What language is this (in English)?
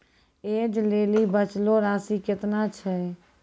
Maithili